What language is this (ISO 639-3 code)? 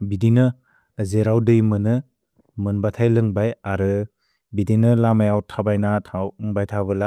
brx